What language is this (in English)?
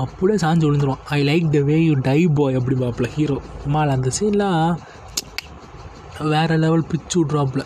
Tamil